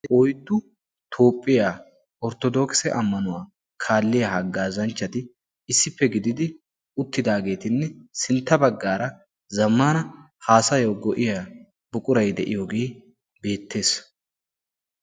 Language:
Wolaytta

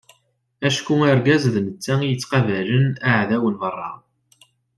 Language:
Kabyle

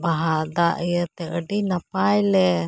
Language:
Santali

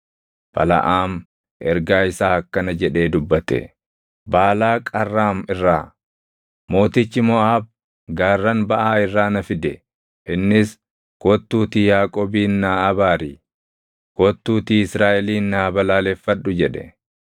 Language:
Oromo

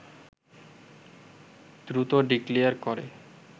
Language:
Bangla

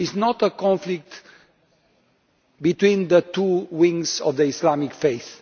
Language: English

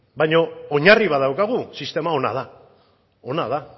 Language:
Basque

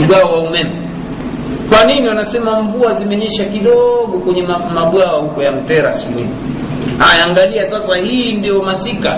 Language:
Swahili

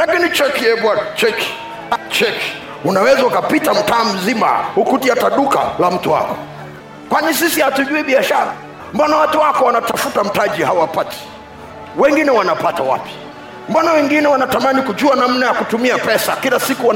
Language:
Swahili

